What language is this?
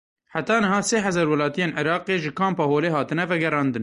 Kurdish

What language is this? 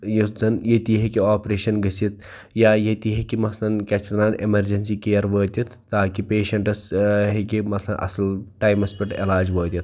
Kashmiri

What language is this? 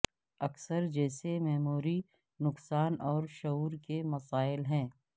Urdu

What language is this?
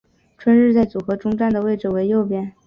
Chinese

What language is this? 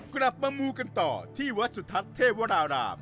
Thai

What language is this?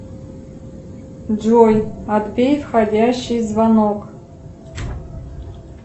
Russian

